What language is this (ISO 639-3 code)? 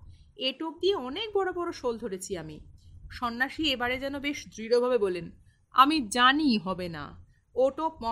ben